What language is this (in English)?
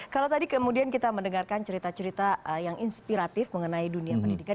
Indonesian